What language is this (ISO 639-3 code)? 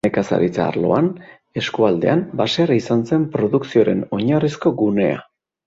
eus